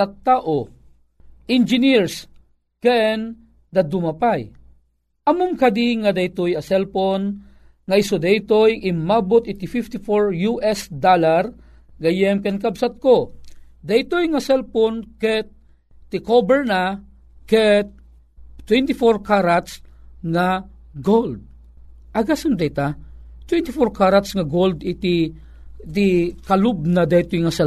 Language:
Filipino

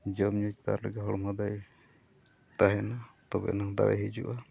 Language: Santali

